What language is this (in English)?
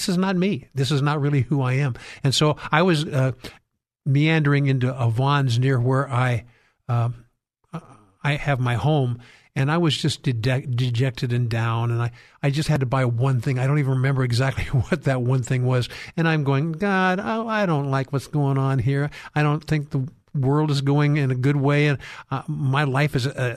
English